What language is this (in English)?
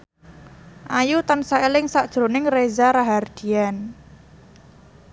Javanese